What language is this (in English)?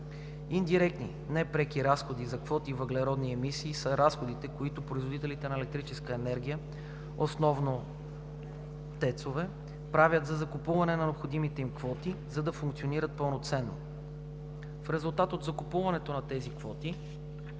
Bulgarian